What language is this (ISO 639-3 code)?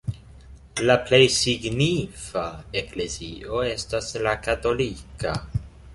epo